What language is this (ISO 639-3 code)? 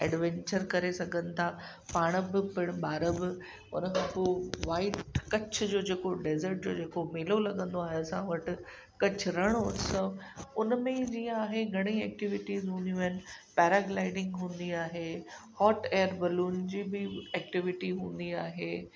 snd